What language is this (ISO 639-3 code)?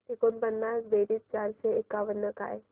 mar